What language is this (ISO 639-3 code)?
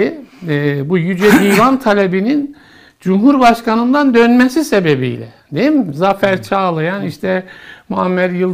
tur